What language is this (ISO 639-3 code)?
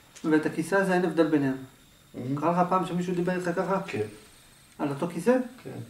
heb